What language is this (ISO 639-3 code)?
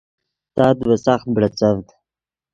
ydg